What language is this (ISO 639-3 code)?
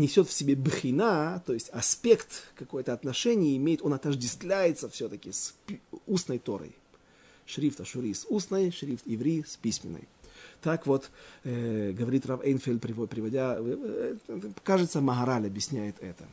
rus